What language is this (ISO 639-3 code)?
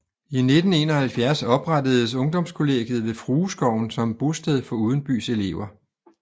dan